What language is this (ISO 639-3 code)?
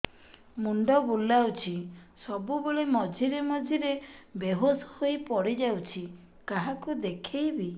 ori